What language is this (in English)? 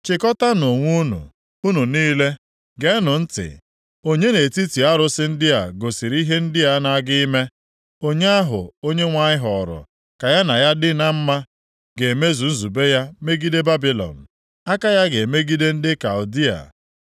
Igbo